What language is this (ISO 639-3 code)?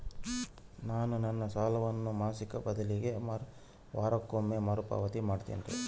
kan